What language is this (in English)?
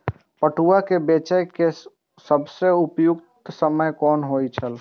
Maithili